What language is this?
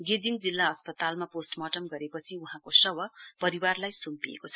Nepali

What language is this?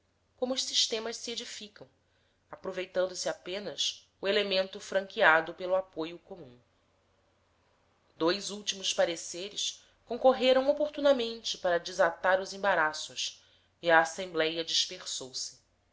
Portuguese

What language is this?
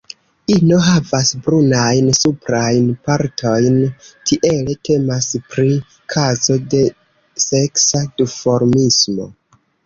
Esperanto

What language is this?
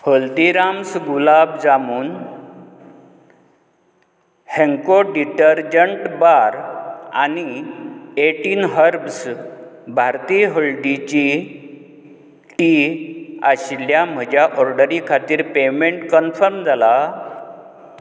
Konkani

